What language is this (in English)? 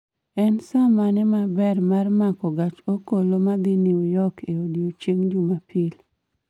Luo (Kenya and Tanzania)